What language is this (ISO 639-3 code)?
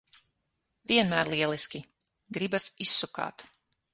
lav